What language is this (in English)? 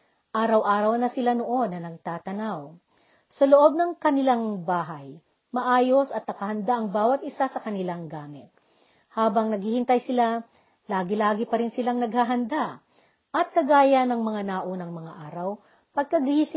Filipino